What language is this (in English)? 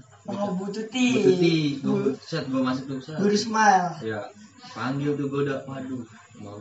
Indonesian